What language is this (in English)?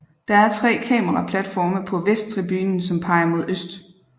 Danish